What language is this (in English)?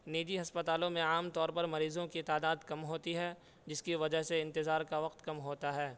Urdu